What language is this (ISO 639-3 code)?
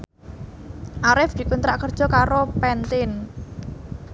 jav